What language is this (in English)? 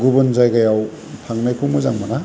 Bodo